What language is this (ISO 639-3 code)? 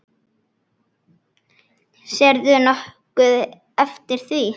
isl